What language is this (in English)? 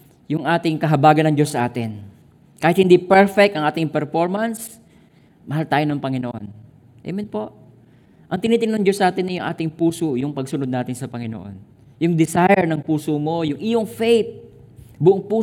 Filipino